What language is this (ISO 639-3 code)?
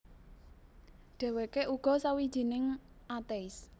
jav